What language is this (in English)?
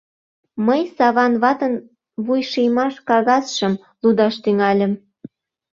Mari